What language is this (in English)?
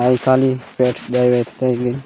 Gondi